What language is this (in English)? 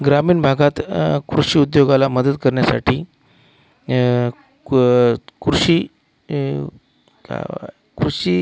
Marathi